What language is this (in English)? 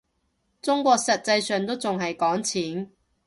Cantonese